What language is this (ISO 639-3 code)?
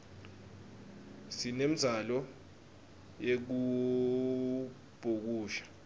ssw